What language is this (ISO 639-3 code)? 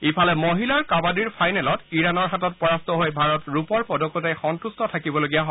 asm